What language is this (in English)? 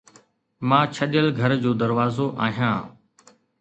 Sindhi